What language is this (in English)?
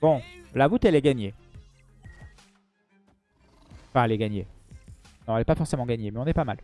French